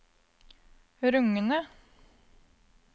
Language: Norwegian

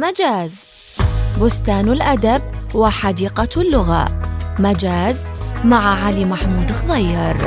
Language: Arabic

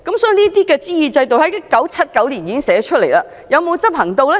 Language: Cantonese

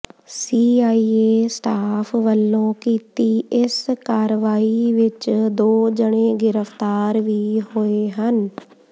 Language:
Punjabi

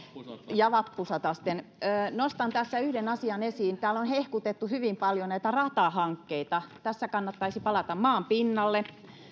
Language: Finnish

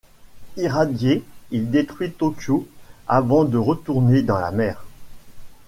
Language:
French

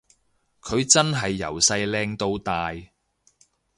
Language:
Cantonese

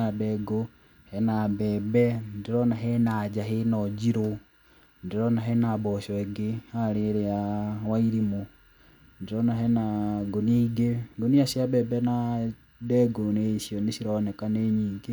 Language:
Kikuyu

